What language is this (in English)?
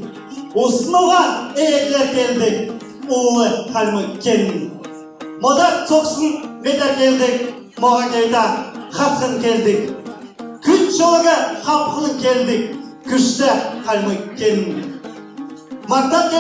Mongolian